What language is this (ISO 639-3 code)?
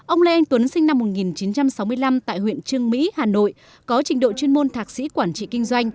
vie